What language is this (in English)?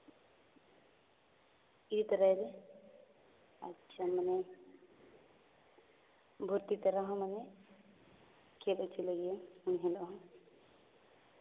Santali